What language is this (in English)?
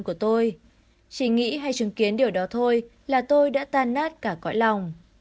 Vietnamese